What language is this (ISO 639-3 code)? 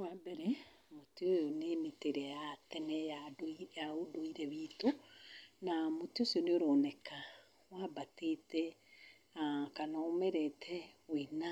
kik